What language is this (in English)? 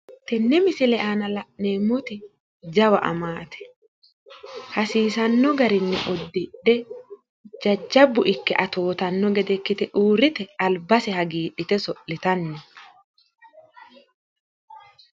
Sidamo